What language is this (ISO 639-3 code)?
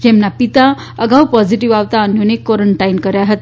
guj